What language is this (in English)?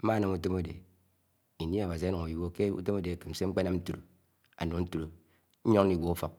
Anaang